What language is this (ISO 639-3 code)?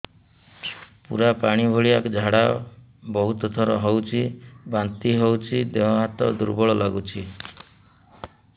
ori